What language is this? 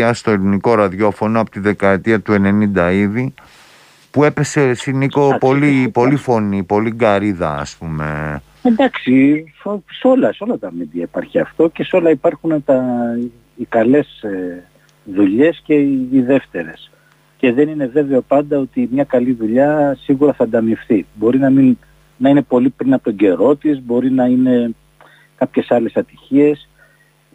Greek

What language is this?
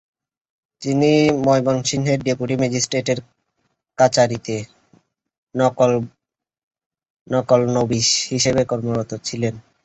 Bangla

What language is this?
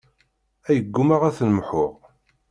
Kabyle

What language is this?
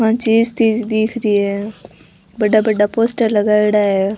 Rajasthani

